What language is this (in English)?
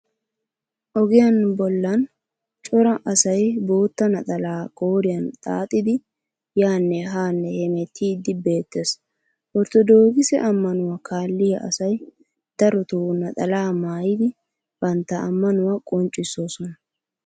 Wolaytta